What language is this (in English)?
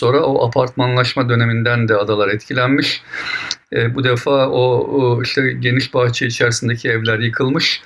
Turkish